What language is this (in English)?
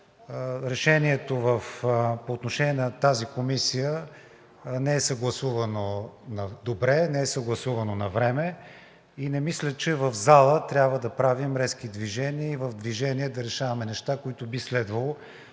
Bulgarian